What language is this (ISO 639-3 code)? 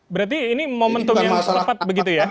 ind